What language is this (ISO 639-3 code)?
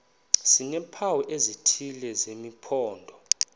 xho